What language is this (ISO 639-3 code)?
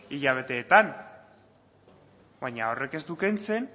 eus